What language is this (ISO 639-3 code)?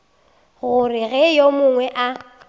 nso